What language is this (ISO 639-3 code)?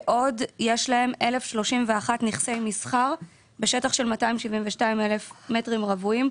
heb